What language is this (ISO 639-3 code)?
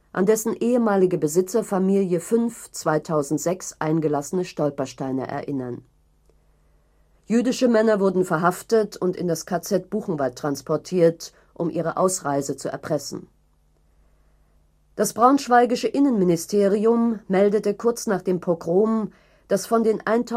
deu